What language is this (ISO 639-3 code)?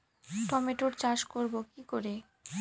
ben